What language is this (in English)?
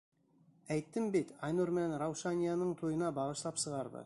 Bashkir